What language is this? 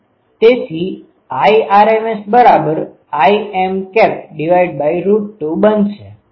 Gujarati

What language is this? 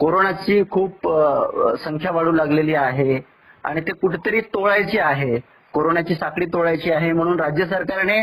Marathi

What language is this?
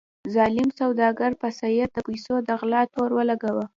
Pashto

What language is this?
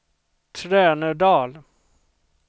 Swedish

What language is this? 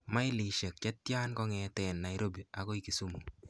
Kalenjin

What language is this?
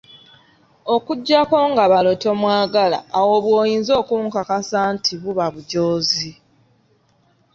Ganda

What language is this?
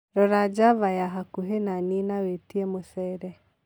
Kikuyu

